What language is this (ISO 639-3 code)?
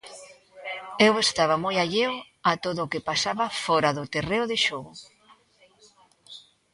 glg